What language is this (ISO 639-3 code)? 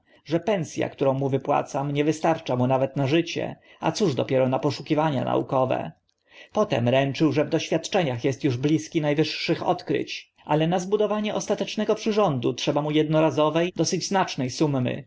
pol